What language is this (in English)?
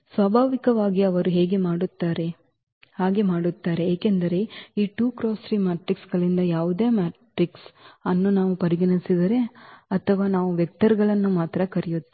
Kannada